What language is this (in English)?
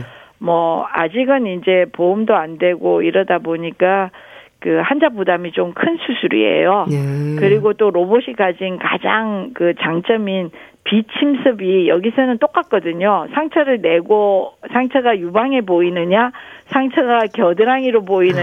Korean